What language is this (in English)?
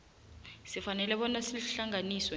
South Ndebele